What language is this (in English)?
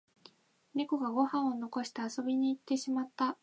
Japanese